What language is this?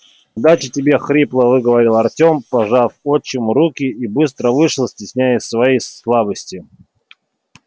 Russian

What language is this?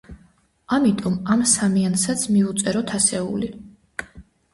Georgian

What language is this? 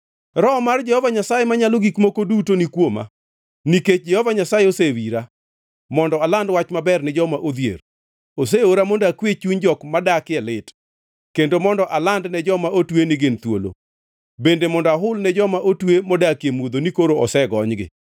Luo (Kenya and Tanzania)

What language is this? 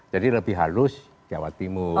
Indonesian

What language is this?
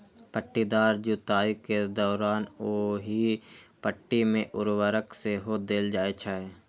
Maithili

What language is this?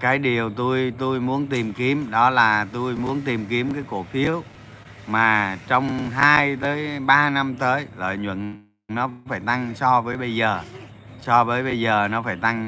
Vietnamese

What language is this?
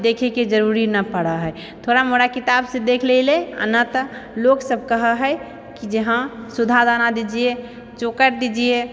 Maithili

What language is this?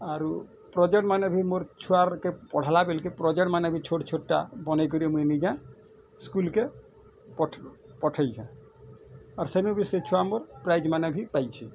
Odia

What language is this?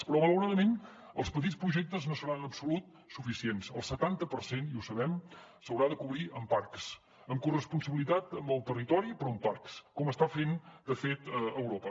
Catalan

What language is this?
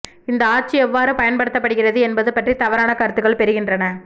Tamil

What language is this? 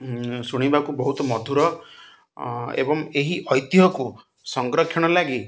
Odia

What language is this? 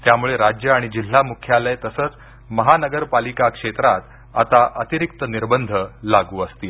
Marathi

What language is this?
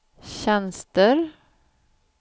Swedish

